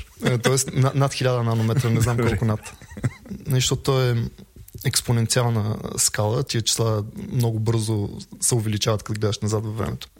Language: Bulgarian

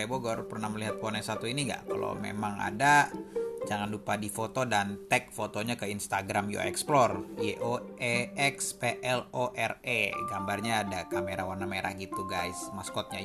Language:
Indonesian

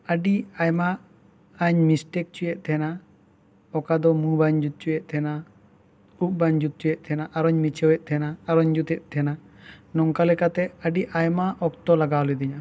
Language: Santali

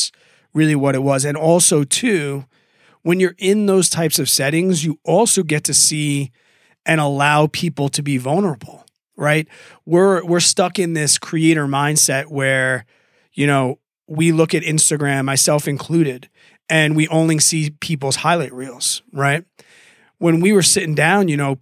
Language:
English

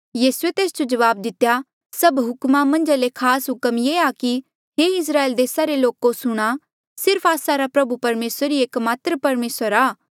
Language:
Mandeali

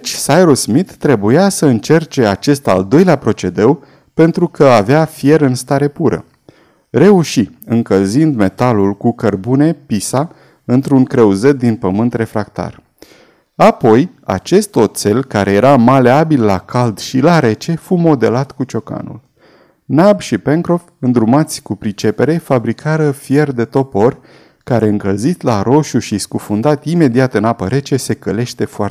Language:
Romanian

